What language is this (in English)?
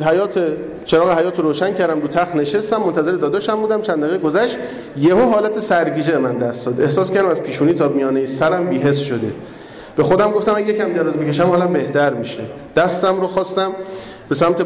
Persian